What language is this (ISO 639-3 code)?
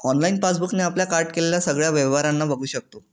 mar